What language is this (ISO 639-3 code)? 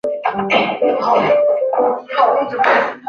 zho